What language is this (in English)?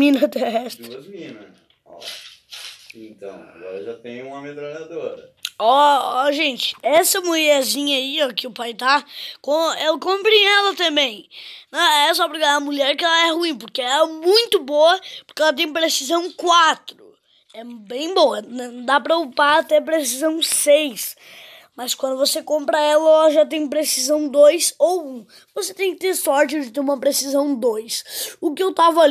Portuguese